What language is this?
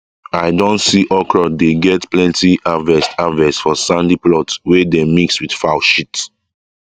Nigerian Pidgin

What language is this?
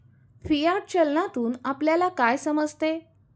Marathi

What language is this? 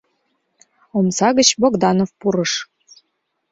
Mari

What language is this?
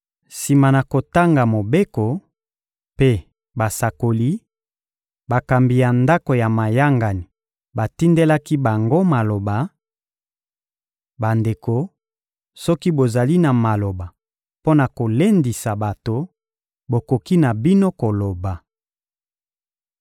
Lingala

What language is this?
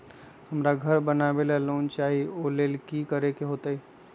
Magahi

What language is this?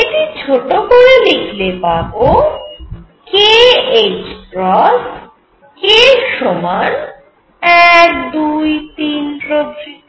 Bangla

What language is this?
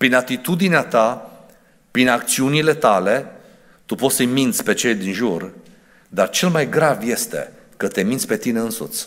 Romanian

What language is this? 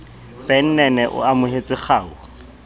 Southern Sotho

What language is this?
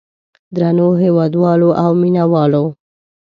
Pashto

